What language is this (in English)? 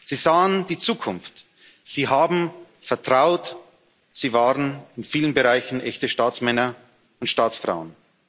German